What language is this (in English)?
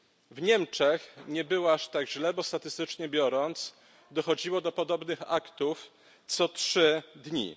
Polish